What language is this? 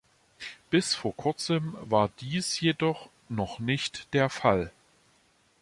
German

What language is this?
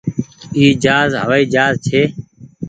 Goaria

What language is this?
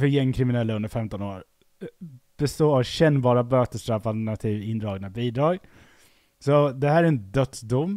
Swedish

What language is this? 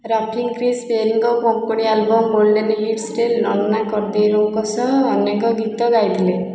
Odia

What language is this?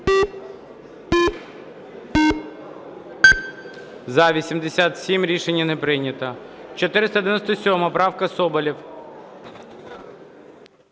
Ukrainian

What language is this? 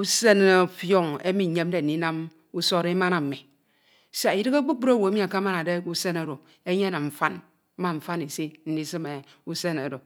Ito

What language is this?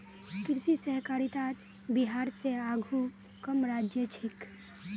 Magahi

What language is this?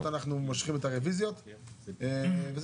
Hebrew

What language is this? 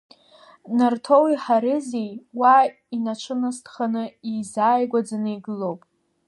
Abkhazian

